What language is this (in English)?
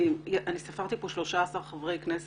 Hebrew